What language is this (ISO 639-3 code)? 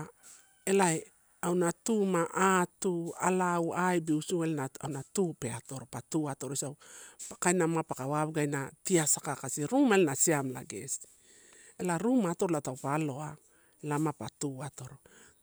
ttu